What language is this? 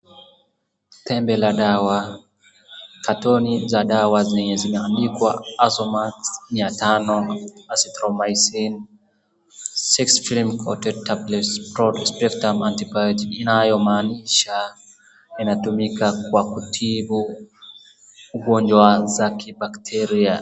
Swahili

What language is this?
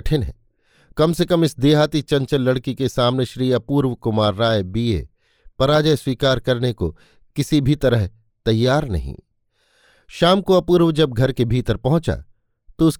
Hindi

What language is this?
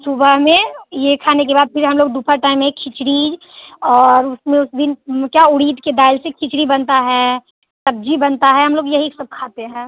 Hindi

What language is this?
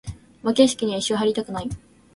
Japanese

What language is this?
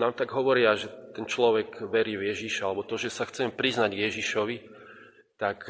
Slovak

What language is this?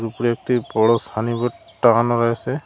Bangla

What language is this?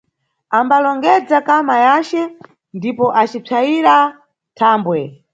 Nyungwe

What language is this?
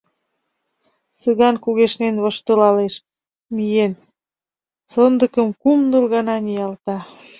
Mari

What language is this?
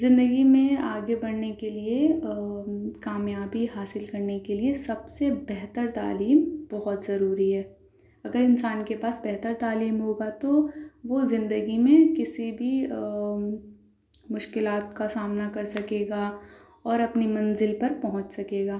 Urdu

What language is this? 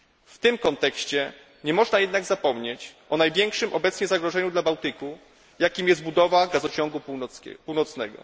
Polish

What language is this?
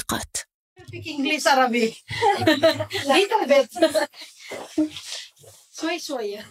Arabic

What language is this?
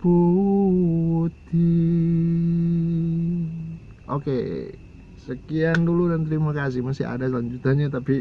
Indonesian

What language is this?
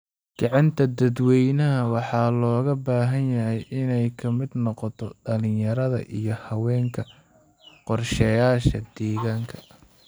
Somali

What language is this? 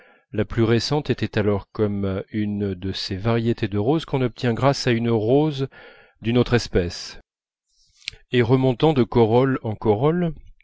French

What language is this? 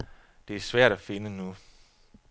Danish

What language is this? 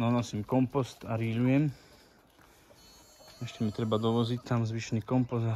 Czech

